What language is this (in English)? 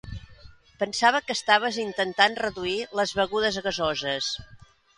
Catalan